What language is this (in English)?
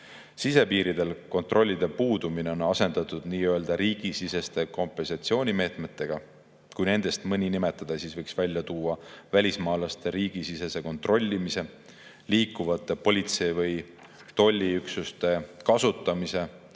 Estonian